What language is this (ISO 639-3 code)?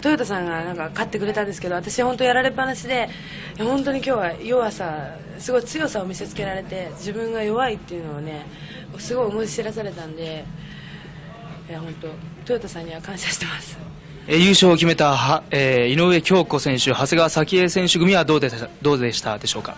jpn